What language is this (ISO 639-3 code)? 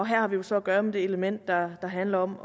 dan